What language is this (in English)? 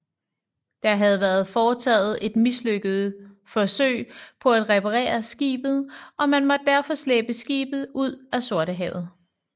Danish